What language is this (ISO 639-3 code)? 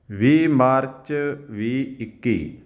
pan